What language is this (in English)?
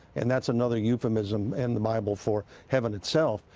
English